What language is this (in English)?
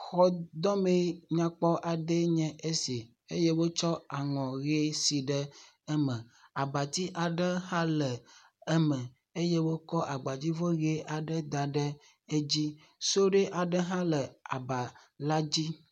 Ewe